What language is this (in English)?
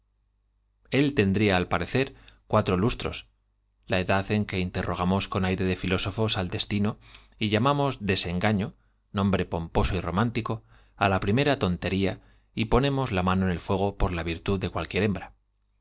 Spanish